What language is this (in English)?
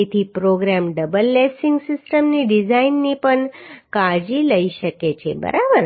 Gujarati